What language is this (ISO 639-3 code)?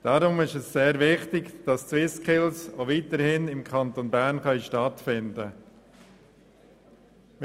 gsw